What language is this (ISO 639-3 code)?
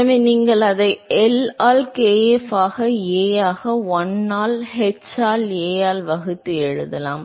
tam